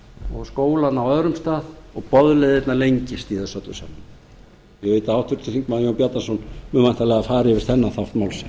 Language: Icelandic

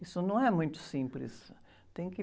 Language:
Portuguese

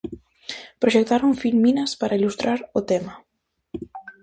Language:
Galician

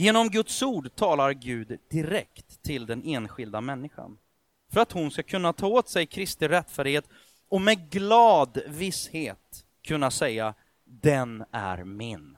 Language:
Swedish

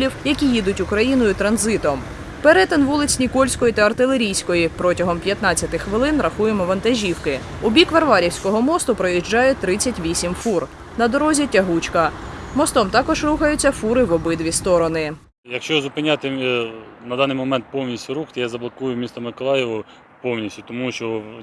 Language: Ukrainian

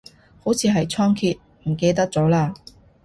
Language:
Cantonese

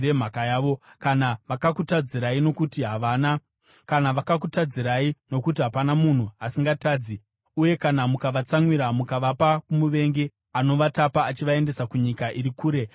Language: Shona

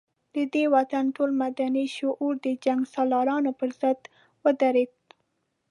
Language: Pashto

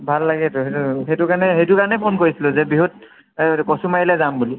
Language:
Assamese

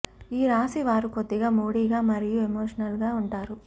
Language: Telugu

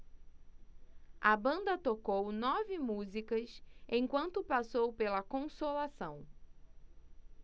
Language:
Portuguese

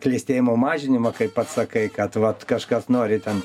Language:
Lithuanian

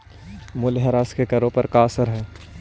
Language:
Magahi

